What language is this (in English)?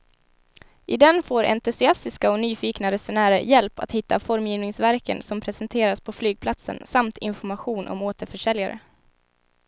Swedish